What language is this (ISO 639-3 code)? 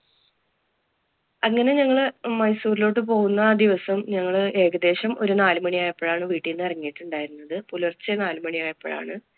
mal